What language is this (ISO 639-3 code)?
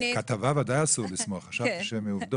heb